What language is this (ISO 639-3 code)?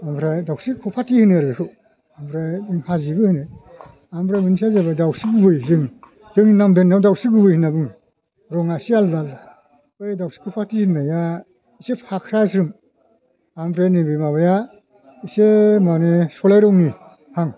brx